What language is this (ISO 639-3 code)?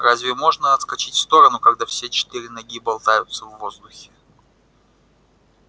rus